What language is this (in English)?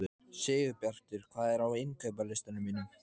Icelandic